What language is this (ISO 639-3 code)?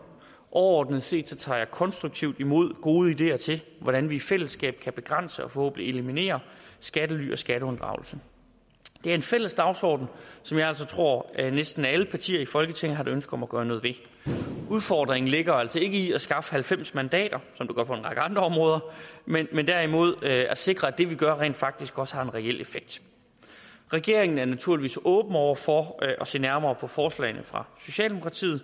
dan